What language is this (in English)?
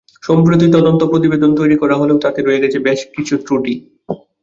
Bangla